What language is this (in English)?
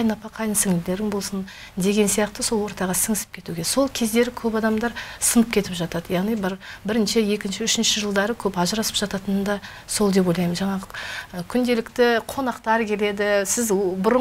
Russian